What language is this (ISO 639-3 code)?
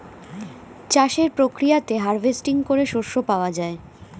ben